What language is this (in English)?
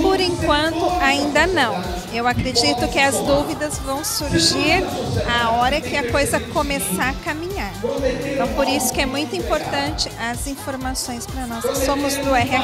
Portuguese